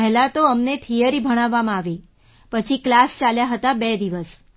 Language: Gujarati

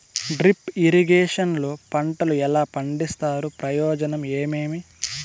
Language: Telugu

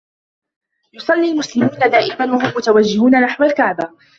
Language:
Arabic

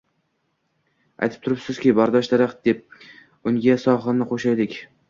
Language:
Uzbek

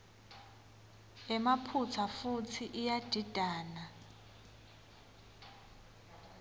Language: Swati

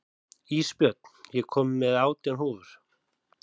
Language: Icelandic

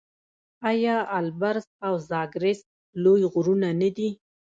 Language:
Pashto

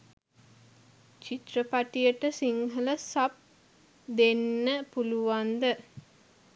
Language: Sinhala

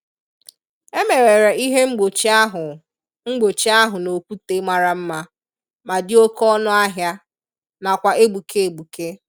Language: Igbo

